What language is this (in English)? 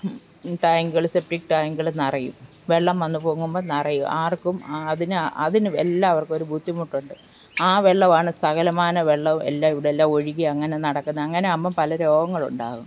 Malayalam